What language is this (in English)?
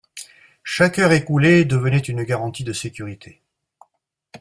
French